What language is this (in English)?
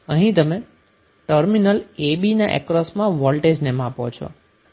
Gujarati